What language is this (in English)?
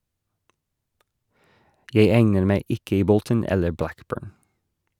Norwegian